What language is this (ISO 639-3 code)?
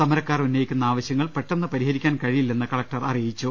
mal